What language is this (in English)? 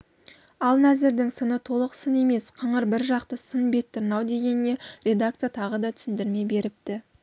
Kazakh